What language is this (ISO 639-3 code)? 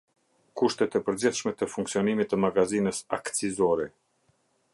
sqi